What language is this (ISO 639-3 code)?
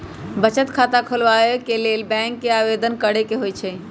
mag